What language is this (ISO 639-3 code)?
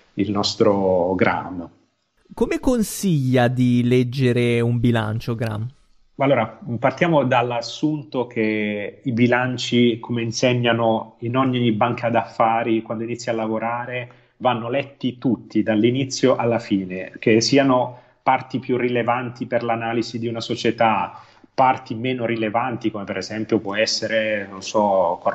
ita